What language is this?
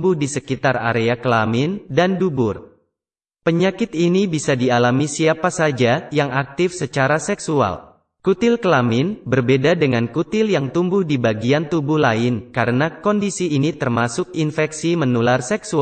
Indonesian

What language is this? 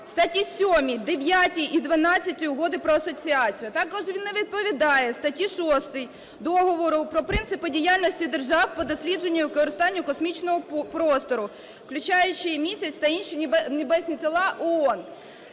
Ukrainian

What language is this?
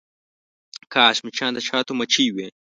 Pashto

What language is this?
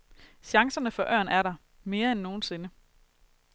Danish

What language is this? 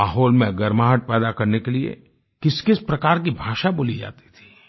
Hindi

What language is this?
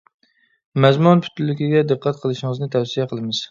Uyghur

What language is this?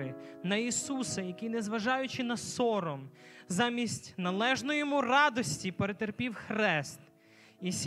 Ukrainian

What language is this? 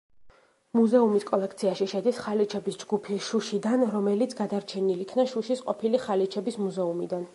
Georgian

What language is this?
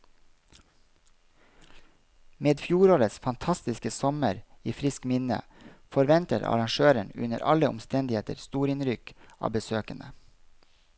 Norwegian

